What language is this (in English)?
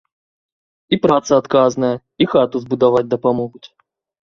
Belarusian